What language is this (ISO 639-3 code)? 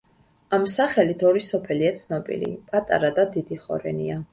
kat